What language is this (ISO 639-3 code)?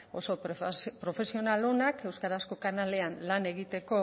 eus